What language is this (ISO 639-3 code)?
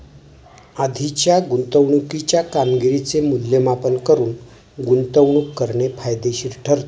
mar